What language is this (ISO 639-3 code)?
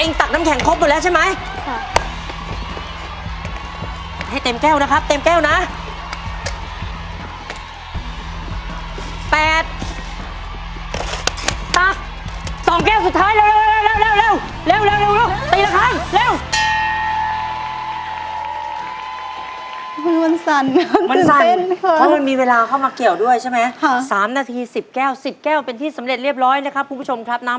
tha